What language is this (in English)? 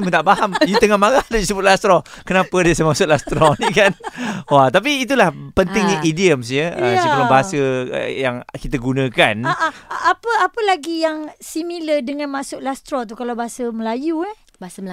Malay